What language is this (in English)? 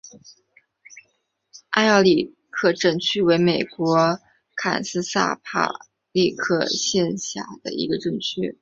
Chinese